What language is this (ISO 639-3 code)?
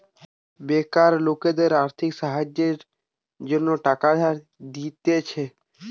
ben